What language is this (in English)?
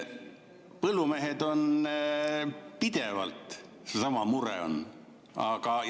Estonian